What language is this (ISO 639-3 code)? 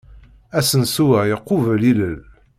kab